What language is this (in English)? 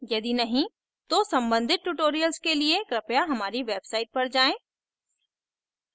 Hindi